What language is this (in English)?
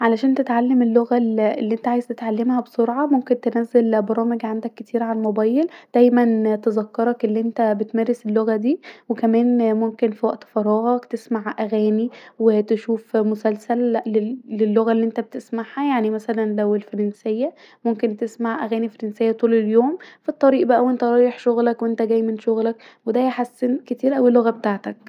Egyptian Arabic